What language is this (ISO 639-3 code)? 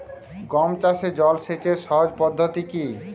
ben